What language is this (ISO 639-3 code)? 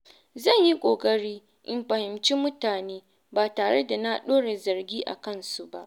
hau